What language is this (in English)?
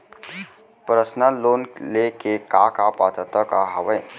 Chhattisgarhi